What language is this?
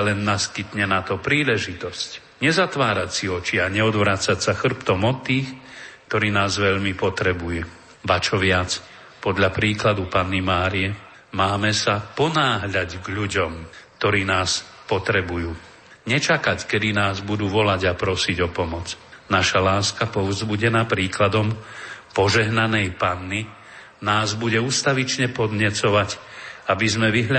Slovak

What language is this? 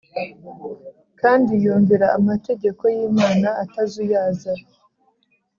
Kinyarwanda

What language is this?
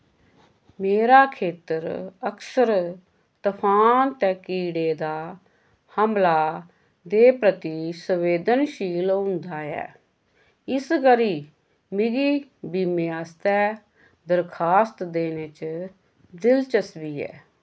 Dogri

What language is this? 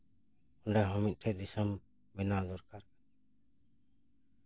Santali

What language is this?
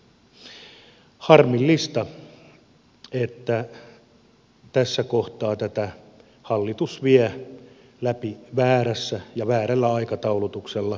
Finnish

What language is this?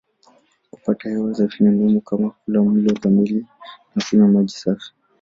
Swahili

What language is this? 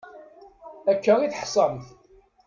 Kabyle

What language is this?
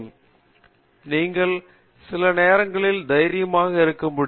Tamil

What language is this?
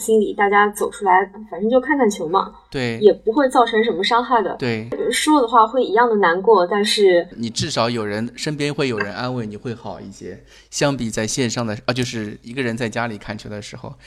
Chinese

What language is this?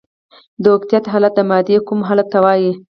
Pashto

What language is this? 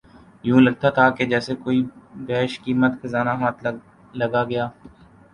Urdu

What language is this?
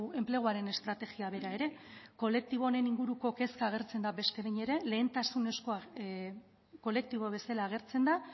Basque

